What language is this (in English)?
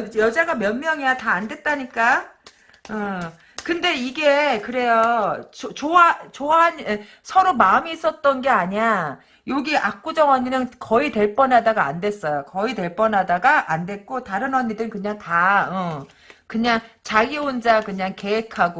Korean